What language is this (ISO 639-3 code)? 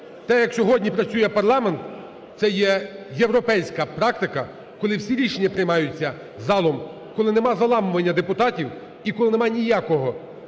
ukr